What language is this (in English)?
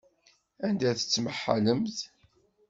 Kabyle